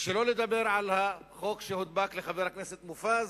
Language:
Hebrew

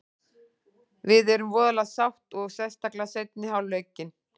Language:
Icelandic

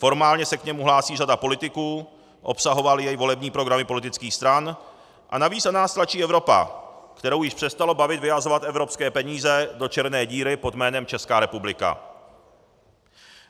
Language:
Czech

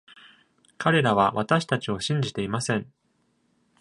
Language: Japanese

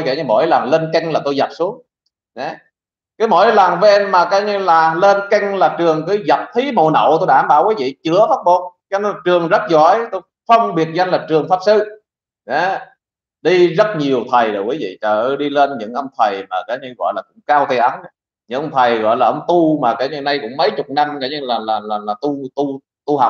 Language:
Vietnamese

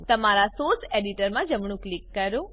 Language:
Gujarati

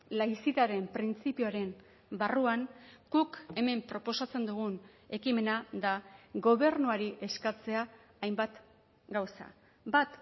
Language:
Basque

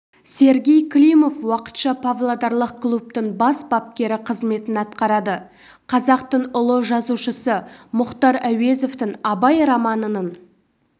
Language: Kazakh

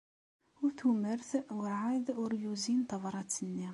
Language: Kabyle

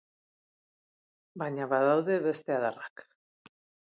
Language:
Basque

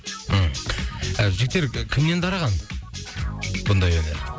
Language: Kazakh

